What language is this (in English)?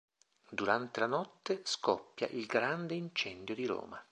Italian